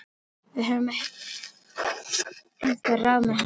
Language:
Icelandic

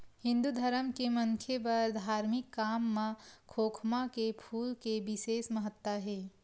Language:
Chhattisgarhi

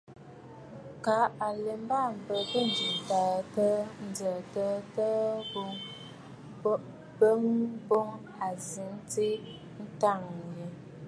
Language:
Bafut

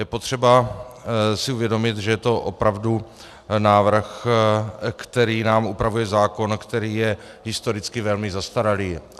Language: Czech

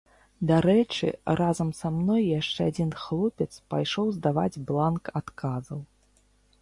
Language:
Belarusian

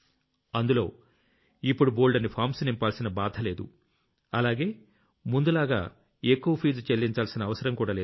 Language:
Telugu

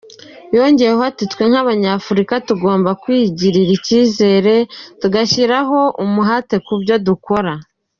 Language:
Kinyarwanda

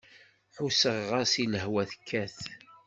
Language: Kabyle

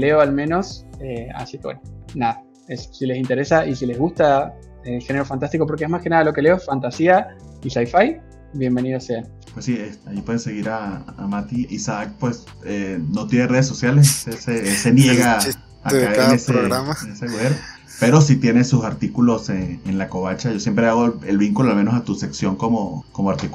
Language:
Spanish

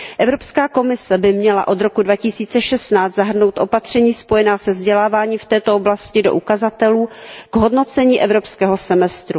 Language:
Czech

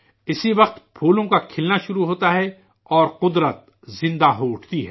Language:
Urdu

